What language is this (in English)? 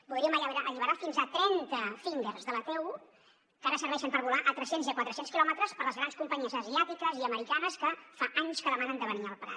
Catalan